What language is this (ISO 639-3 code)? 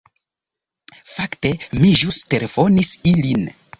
epo